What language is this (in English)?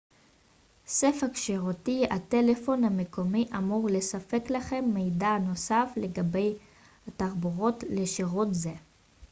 Hebrew